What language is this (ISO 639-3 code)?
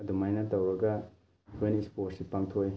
mni